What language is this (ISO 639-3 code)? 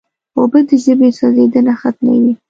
pus